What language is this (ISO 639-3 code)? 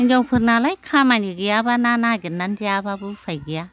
brx